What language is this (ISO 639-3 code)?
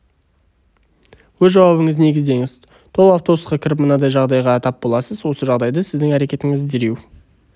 kaz